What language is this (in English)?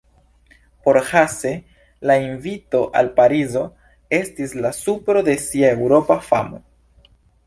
Esperanto